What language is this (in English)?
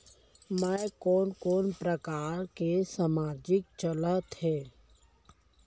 Chhattisgarhi